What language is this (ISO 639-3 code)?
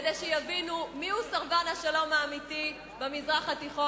heb